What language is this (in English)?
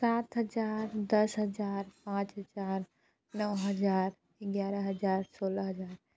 Hindi